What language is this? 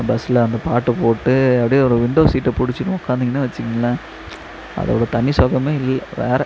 Tamil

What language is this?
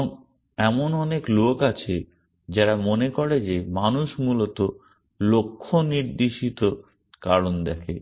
Bangla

